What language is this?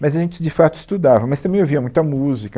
Portuguese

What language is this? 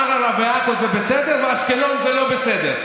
Hebrew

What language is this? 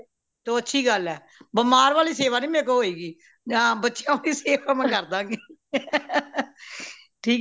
Punjabi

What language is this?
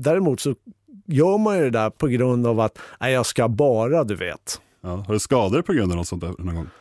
Swedish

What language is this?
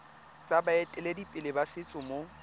Tswana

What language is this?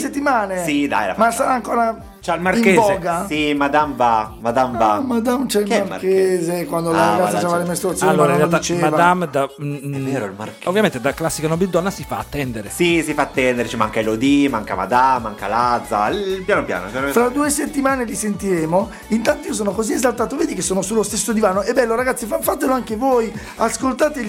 Italian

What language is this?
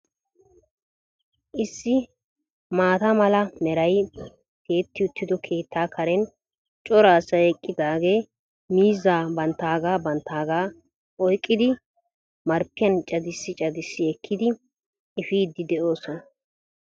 Wolaytta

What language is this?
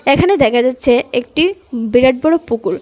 Bangla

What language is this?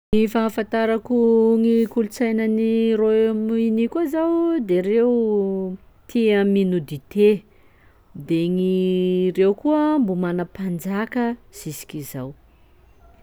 Sakalava Malagasy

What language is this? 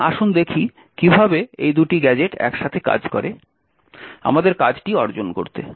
Bangla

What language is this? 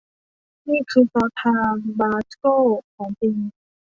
Thai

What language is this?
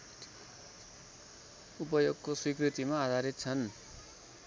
Nepali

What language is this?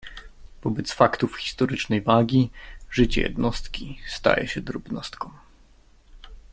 Polish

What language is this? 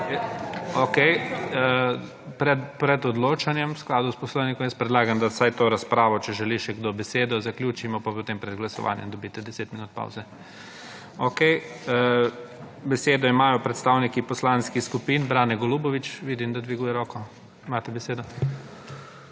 Slovenian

